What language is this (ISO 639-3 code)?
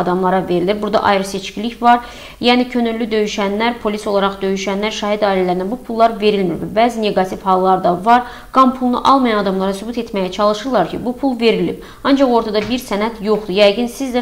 tur